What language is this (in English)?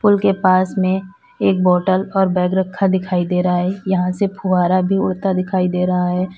Hindi